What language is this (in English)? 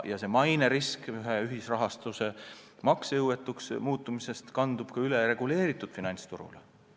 Estonian